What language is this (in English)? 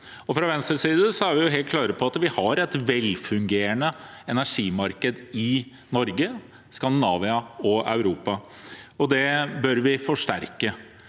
Norwegian